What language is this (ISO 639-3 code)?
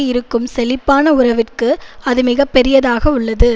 tam